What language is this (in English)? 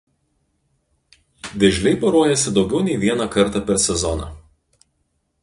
Lithuanian